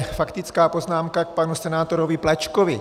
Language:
Czech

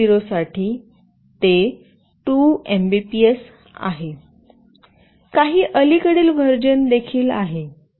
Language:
Marathi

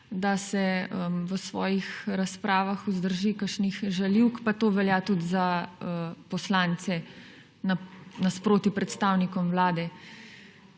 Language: Slovenian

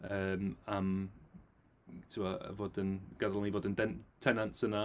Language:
Welsh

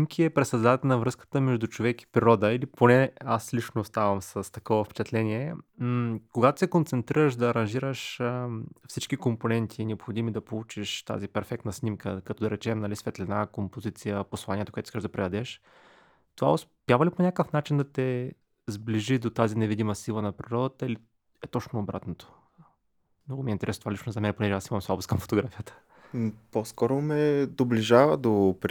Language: Bulgarian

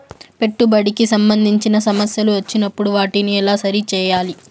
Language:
Telugu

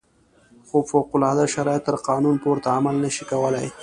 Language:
Pashto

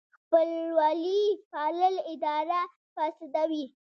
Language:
Pashto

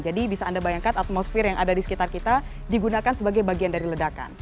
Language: Indonesian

